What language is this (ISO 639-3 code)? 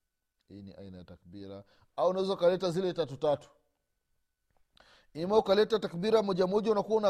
swa